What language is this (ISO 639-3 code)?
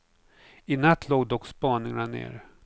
swe